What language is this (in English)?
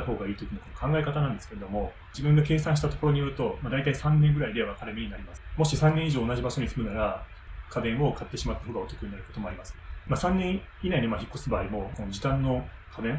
Japanese